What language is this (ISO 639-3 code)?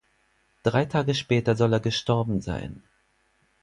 deu